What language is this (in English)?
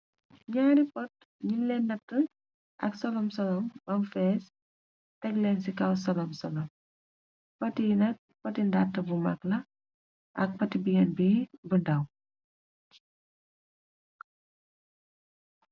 Wolof